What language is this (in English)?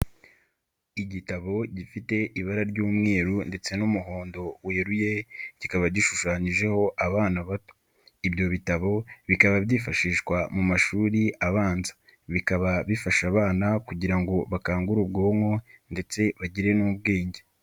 Kinyarwanda